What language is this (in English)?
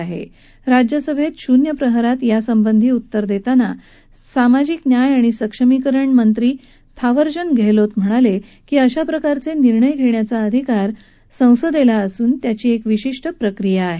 Marathi